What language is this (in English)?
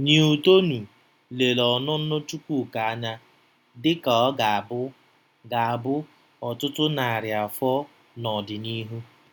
Igbo